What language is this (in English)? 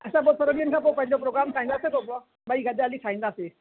Sindhi